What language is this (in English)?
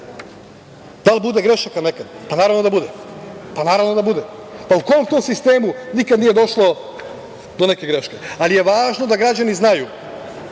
Serbian